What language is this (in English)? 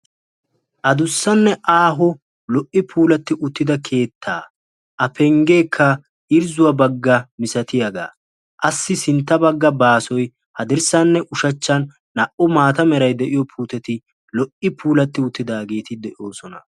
Wolaytta